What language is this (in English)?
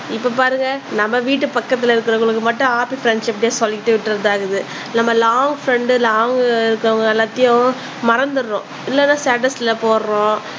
Tamil